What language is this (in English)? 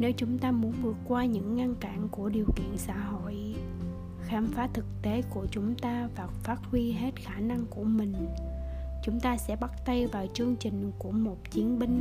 Vietnamese